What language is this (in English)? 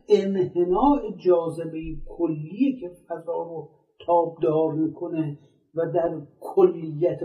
Persian